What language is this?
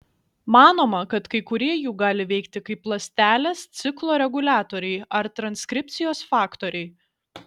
Lithuanian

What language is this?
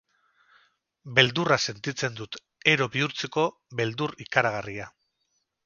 Basque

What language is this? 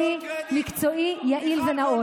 Hebrew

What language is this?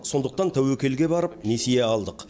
Kazakh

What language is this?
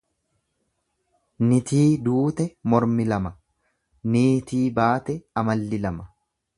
Oromo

